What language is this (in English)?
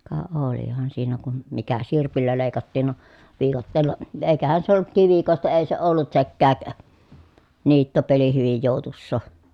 Finnish